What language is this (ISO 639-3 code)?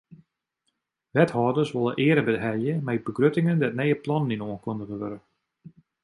fry